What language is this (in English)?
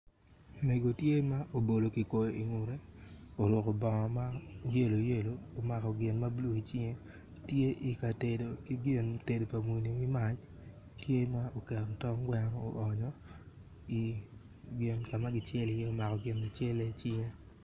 Acoli